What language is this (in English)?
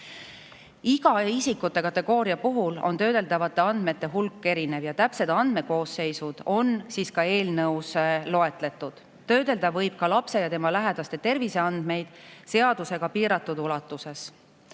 Estonian